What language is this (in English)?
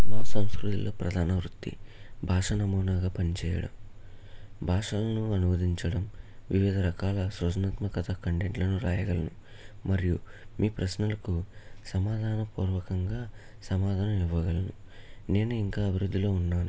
Telugu